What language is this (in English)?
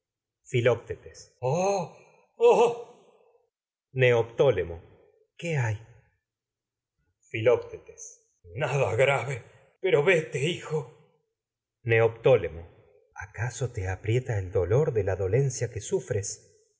Spanish